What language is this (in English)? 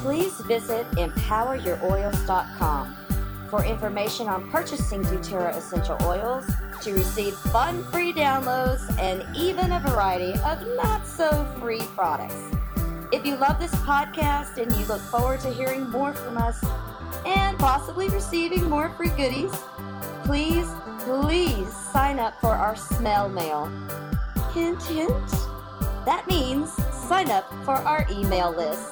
English